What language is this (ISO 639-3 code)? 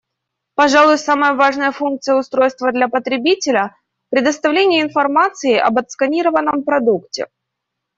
rus